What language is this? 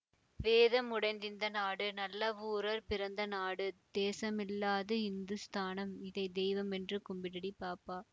Tamil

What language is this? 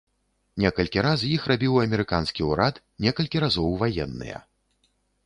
Belarusian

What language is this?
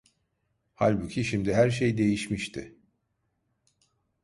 Turkish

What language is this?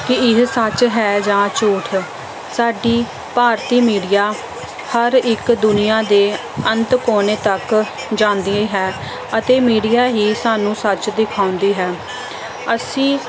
Punjabi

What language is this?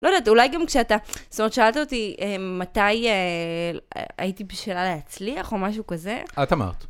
Hebrew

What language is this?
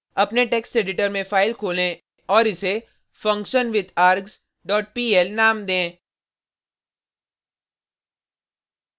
Hindi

